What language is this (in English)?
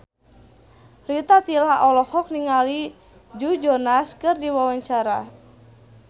Sundanese